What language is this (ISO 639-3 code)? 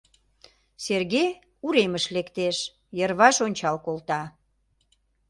chm